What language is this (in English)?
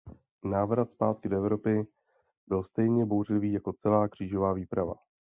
Czech